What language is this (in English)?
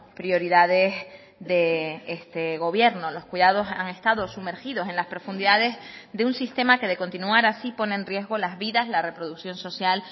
Spanish